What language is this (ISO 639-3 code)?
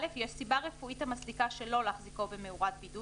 heb